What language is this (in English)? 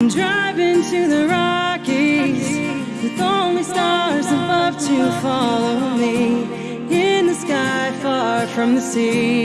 Portuguese